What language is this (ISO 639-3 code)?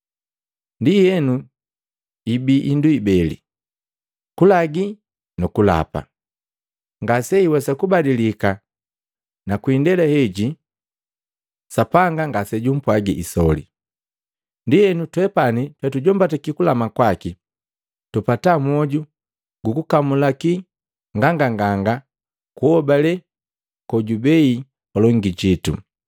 mgv